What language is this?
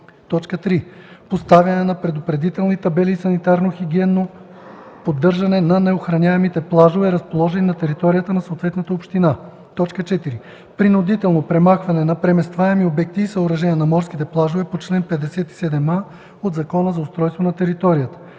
Bulgarian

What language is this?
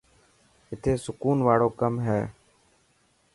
Dhatki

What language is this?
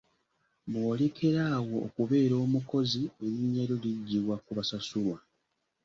Ganda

